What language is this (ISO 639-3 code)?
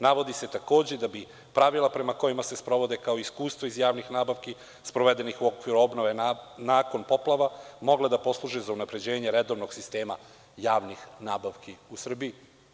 srp